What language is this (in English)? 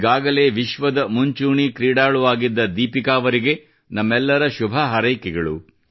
Kannada